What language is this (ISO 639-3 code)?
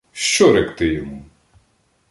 ukr